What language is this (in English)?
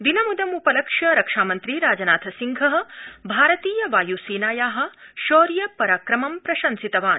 Sanskrit